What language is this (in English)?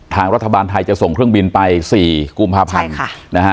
Thai